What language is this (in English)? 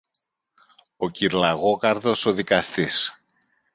Greek